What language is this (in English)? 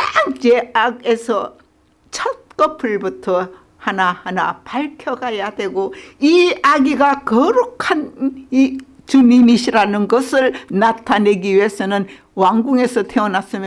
Korean